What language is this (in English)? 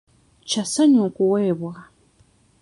Ganda